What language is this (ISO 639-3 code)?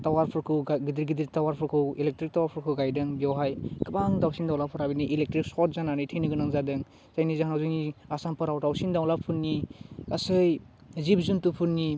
brx